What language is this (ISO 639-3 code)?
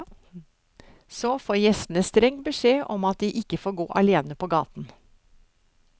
nor